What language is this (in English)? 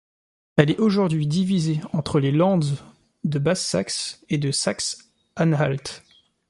French